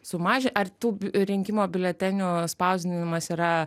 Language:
Lithuanian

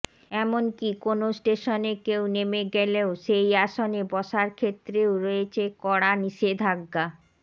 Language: Bangla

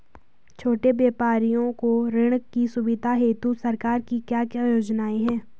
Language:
Hindi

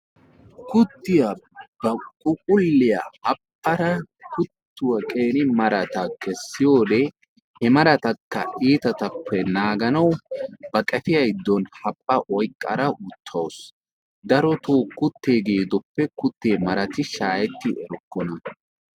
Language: Wolaytta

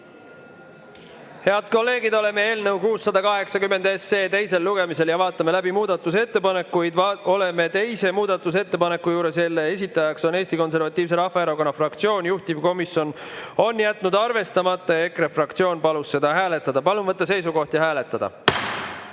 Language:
Estonian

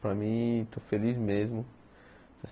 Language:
Portuguese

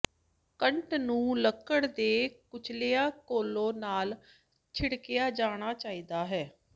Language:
Punjabi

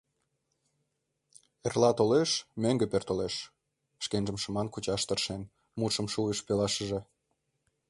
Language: Mari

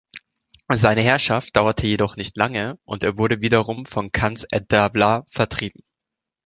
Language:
German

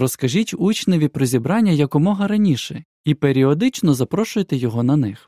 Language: Ukrainian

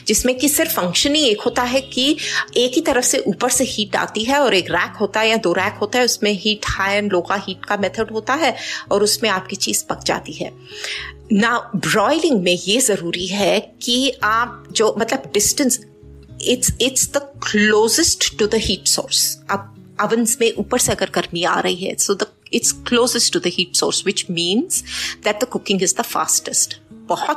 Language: Hindi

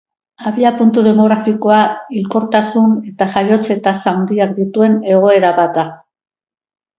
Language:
Basque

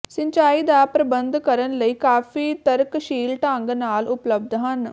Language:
Punjabi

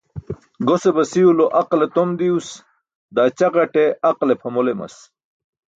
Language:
Burushaski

